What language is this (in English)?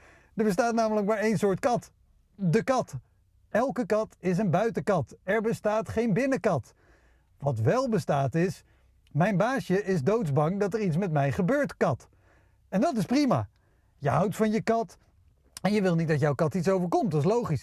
Dutch